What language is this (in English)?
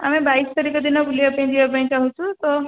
Odia